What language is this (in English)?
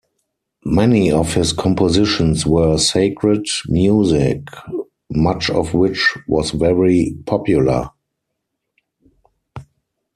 English